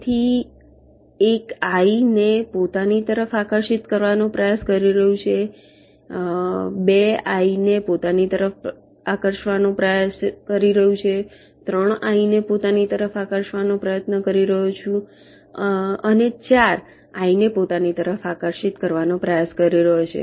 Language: Gujarati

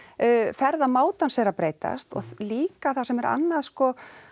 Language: Icelandic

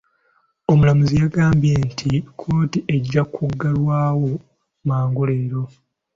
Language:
Ganda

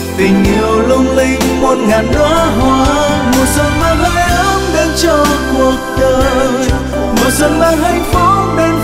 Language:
Vietnamese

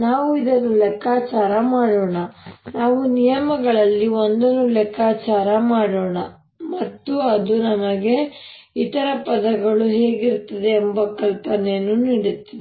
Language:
Kannada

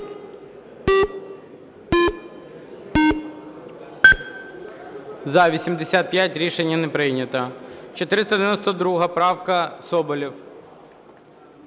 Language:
Ukrainian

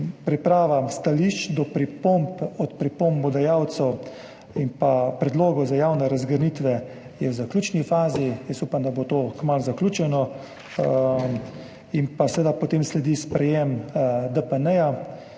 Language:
Slovenian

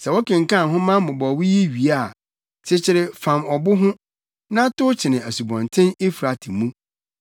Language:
Akan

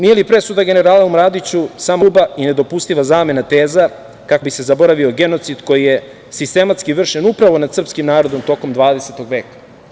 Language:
Serbian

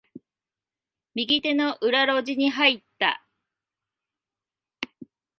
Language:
Japanese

